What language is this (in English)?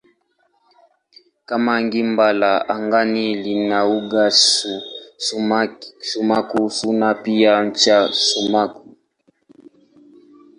Swahili